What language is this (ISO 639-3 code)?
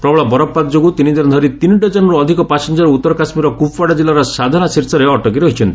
ori